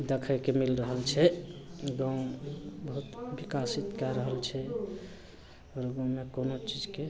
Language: Maithili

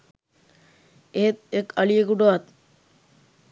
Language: Sinhala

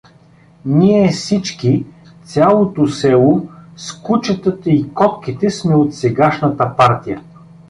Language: Bulgarian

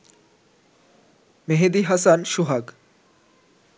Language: Bangla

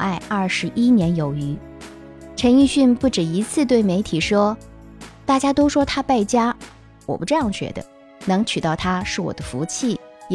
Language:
Chinese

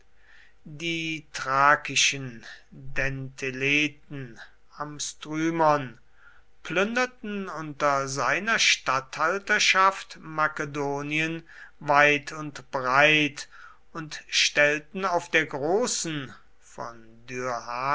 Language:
German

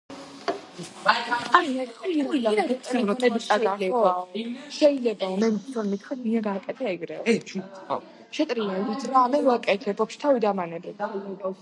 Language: Georgian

